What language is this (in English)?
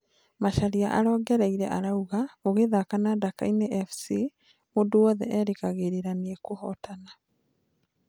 Kikuyu